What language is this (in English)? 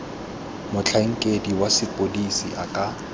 Tswana